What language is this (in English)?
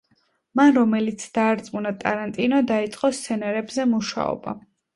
Georgian